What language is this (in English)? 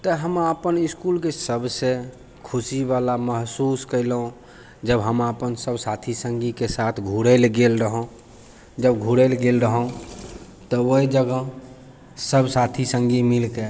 Maithili